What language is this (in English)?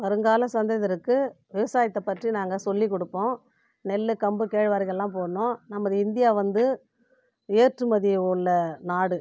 Tamil